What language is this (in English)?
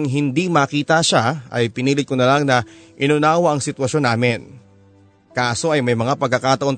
Filipino